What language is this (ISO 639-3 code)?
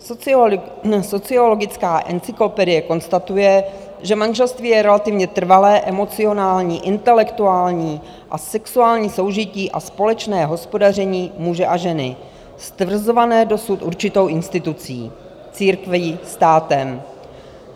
ces